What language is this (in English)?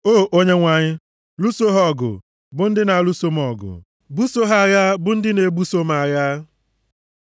Igbo